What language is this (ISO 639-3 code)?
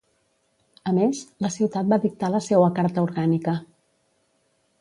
cat